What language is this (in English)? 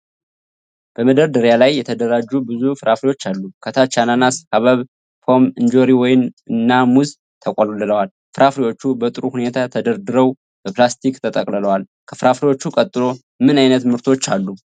Amharic